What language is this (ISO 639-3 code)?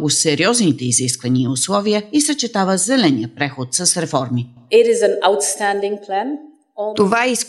bul